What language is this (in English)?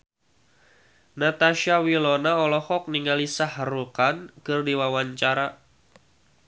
Sundanese